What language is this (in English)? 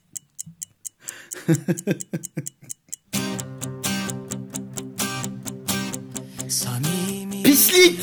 Turkish